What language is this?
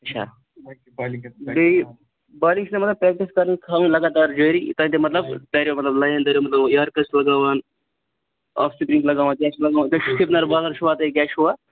Kashmiri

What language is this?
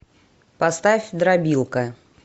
Russian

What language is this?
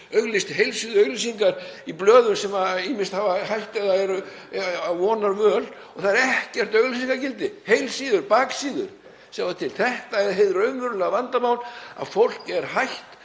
Icelandic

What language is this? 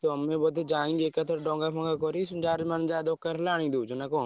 Odia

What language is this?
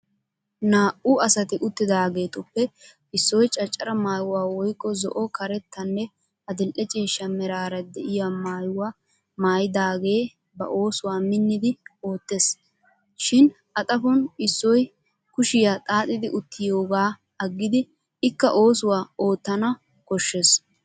Wolaytta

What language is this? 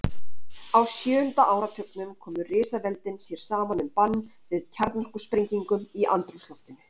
Icelandic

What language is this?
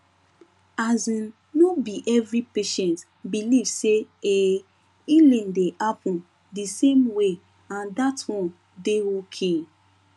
Nigerian Pidgin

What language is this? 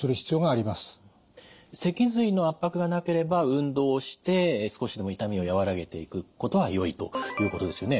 Japanese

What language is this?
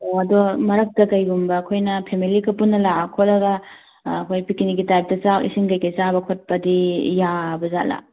Manipuri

